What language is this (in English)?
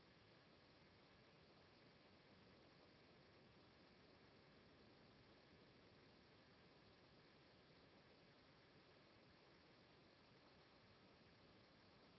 Italian